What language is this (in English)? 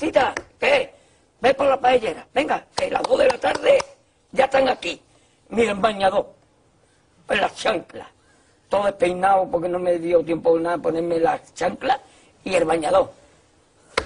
Spanish